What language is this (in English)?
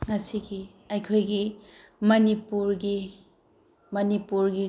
Manipuri